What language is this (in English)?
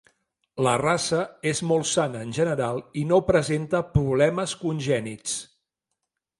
Catalan